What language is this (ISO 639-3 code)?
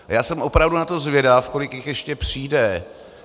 ces